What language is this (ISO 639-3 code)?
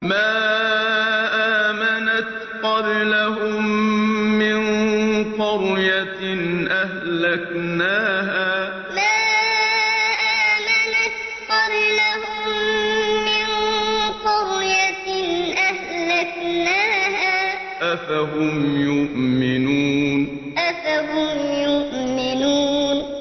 ara